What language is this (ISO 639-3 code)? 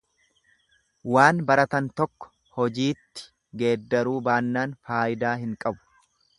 orm